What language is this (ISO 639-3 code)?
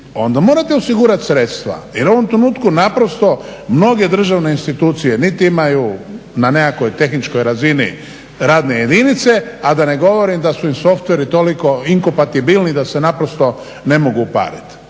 hrv